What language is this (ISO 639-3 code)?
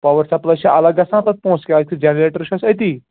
kas